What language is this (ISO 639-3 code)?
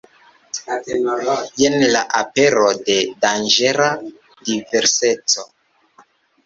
epo